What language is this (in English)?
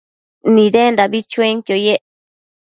Matsés